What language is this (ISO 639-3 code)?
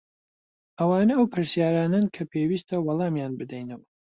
ckb